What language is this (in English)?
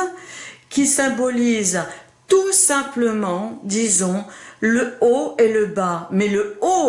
French